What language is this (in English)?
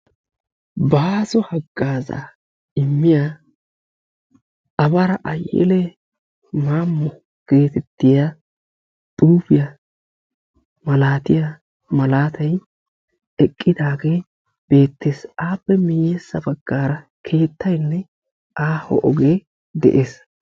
Wolaytta